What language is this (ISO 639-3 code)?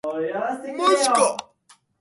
jpn